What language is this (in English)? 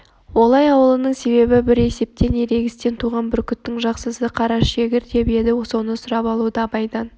Kazakh